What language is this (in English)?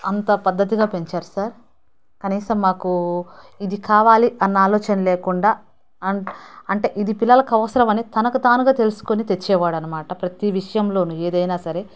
Telugu